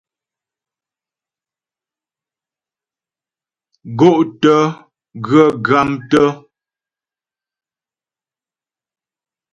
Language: Ghomala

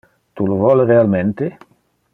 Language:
Interlingua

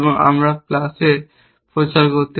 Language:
Bangla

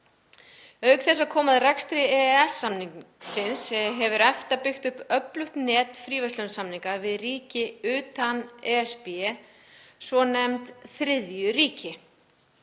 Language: Icelandic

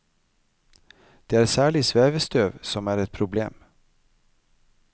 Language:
Norwegian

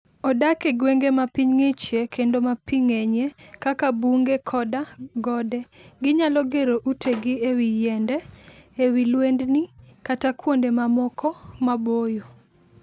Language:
Luo (Kenya and Tanzania)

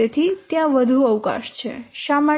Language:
Gujarati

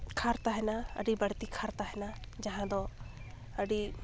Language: Santali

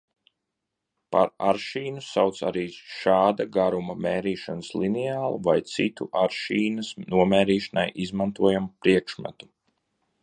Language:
Latvian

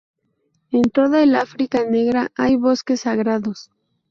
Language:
Spanish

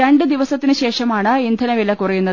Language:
Malayalam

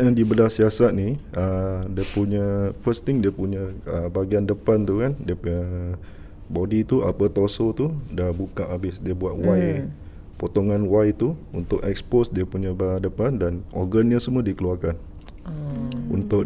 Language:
Malay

